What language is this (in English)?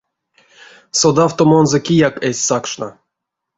Erzya